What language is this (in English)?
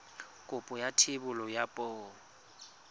Tswana